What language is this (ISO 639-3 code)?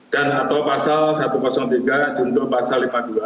ind